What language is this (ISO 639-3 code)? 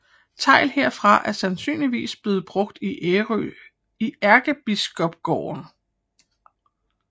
dan